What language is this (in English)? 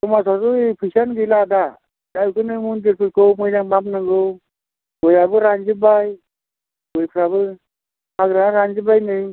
Bodo